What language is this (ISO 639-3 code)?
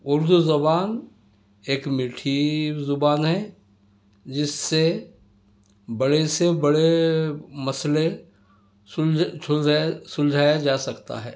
urd